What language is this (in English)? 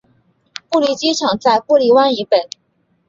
Chinese